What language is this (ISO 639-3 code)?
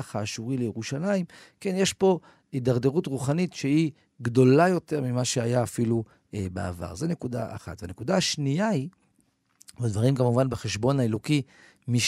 heb